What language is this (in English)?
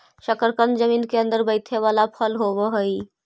Magahi